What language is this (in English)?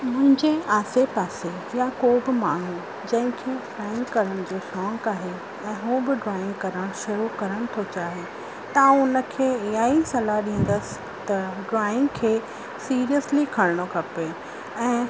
Sindhi